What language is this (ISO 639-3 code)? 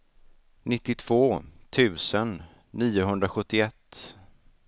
swe